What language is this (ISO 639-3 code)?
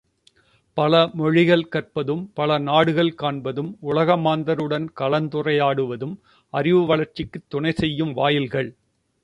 tam